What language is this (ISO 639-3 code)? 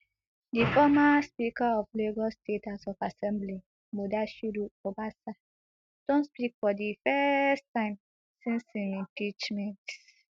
pcm